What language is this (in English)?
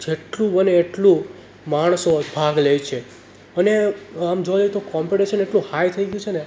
Gujarati